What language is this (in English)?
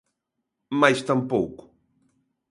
Galician